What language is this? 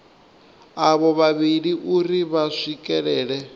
Venda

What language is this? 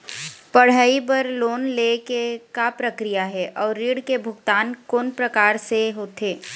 Chhattisgarhi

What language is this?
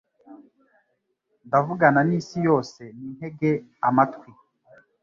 Kinyarwanda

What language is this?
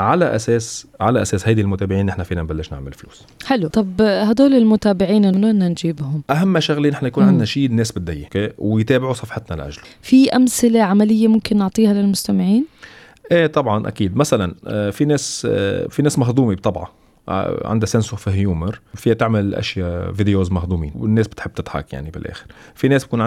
Arabic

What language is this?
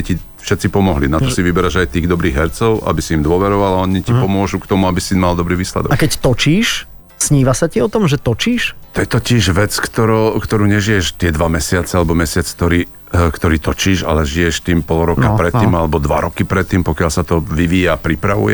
Slovak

